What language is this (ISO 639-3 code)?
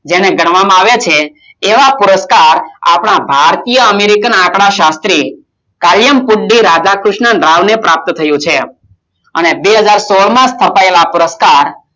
guj